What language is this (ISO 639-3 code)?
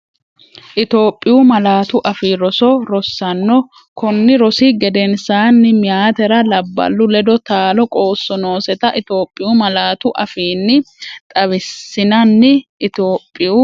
sid